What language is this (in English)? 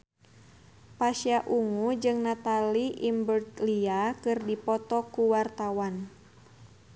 Sundanese